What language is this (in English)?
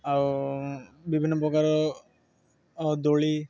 Odia